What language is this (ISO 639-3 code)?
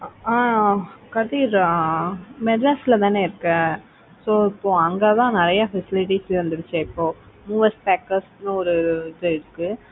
tam